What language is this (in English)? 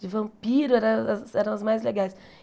Portuguese